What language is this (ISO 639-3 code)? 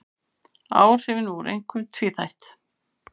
isl